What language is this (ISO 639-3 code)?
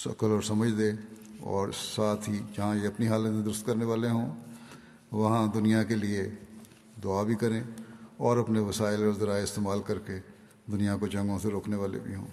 urd